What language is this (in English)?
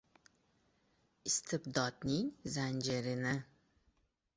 Uzbek